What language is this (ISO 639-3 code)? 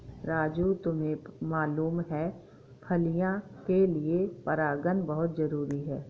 hin